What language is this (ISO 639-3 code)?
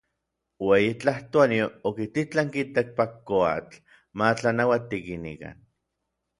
nlv